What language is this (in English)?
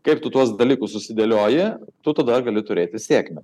Lithuanian